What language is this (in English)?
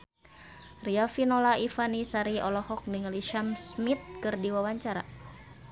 Sundanese